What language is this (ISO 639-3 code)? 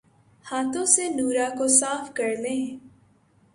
urd